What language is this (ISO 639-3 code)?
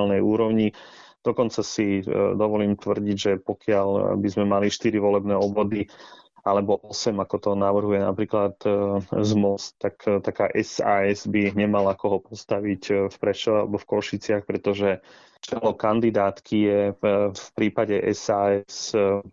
slk